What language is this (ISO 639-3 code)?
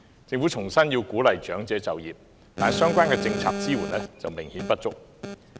yue